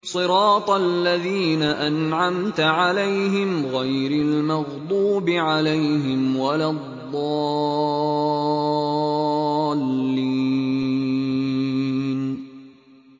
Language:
Arabic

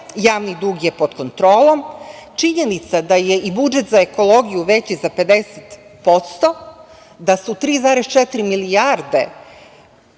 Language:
Serbian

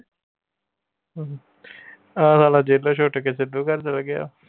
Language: Punjabi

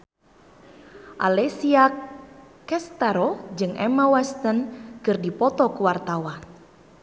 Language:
Sundanese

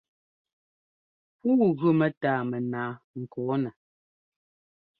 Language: Ngomba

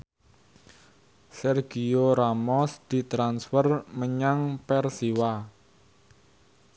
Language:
Javanese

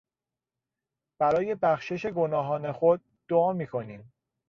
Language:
Persian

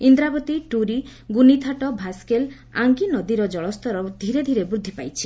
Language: Odia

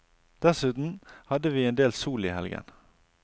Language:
Norwegian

